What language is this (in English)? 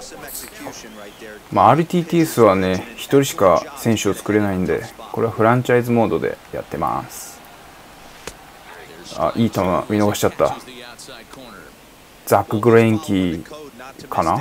Japanese